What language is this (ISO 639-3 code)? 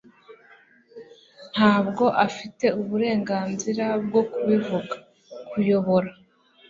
kin